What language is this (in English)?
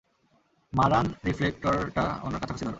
Bangla